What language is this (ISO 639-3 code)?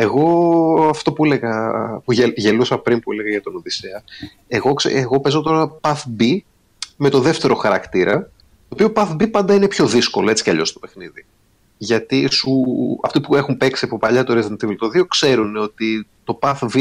ell